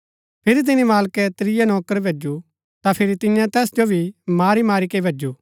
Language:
Gaddi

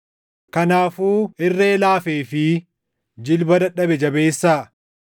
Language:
Oromo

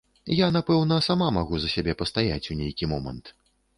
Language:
Belarusian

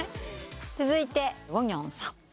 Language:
Japanese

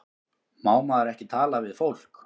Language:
Icelandic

